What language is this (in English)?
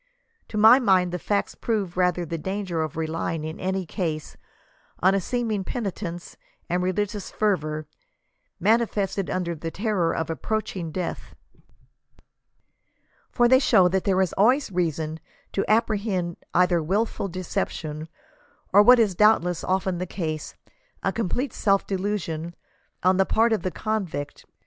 English